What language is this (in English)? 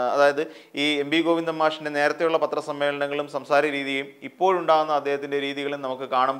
Malayalam